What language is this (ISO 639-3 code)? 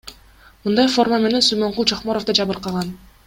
kir